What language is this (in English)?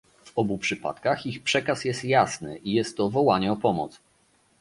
Polish